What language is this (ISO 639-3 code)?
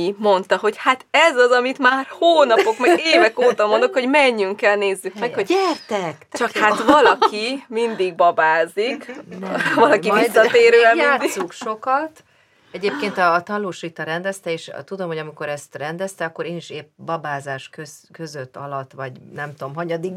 hun